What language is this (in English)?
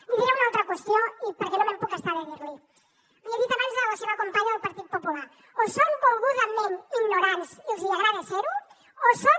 Catalan